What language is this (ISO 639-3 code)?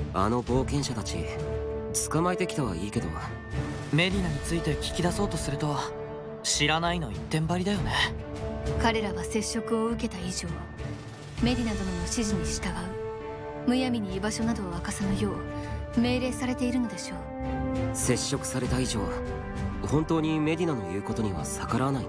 jpn